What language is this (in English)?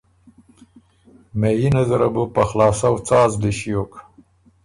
Ormuri